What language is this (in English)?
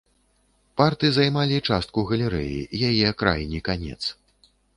Belarusian